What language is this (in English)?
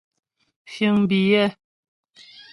Ghomala